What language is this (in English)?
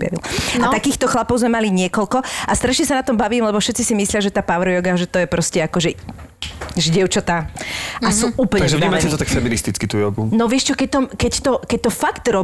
Slovak